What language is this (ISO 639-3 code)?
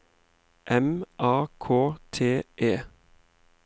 nor